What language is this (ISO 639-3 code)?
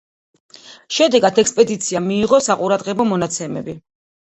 kat